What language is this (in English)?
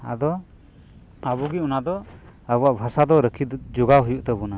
Santali